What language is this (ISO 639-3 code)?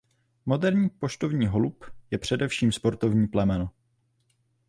ces